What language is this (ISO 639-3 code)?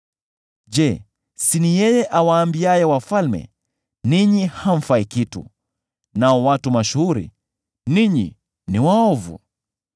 swa